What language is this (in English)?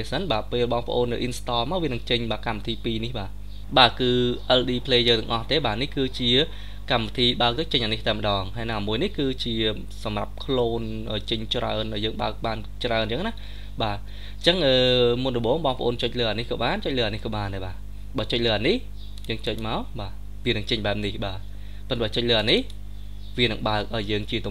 Vietnamese